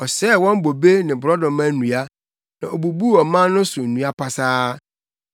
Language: Akan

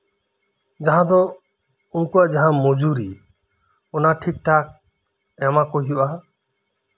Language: Santali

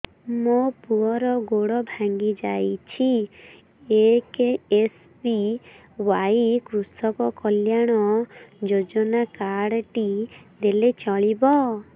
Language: Odia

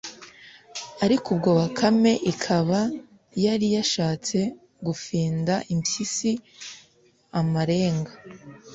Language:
Kinyarwanda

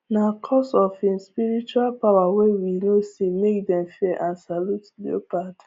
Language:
Nigerian Pidgin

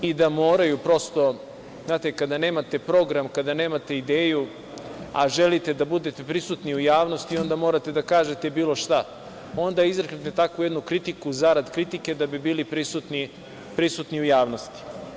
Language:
Serbian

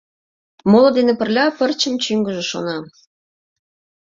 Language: Mari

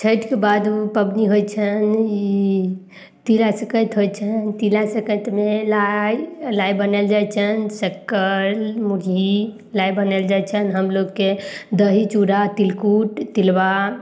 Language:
Maithili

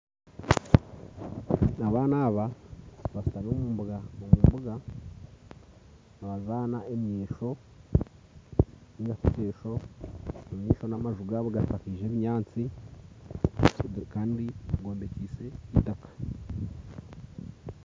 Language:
Nyankole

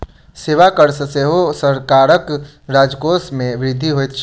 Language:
Maithili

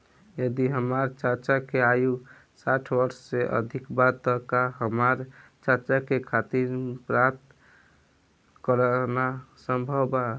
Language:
Bhojpuri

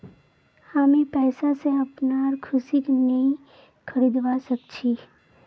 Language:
Magahi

